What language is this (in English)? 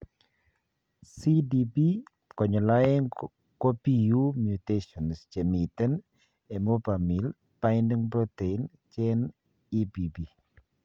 Kalenjin